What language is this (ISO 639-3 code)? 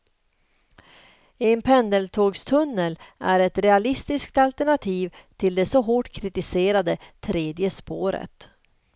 swe